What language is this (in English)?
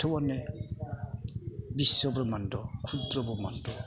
Bodo